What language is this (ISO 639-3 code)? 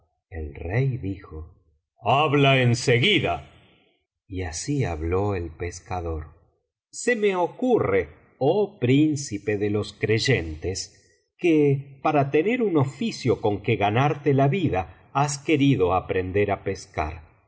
spa